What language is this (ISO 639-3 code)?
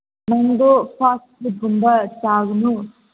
mni